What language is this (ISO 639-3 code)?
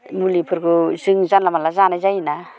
brx